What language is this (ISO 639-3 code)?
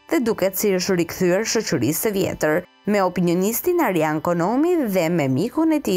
ron